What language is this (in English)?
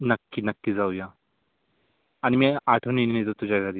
Marathi